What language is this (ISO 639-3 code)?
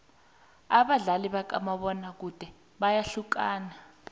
nbl